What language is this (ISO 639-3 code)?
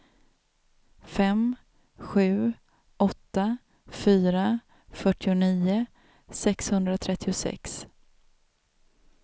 swe